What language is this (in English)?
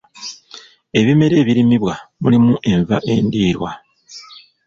Ganda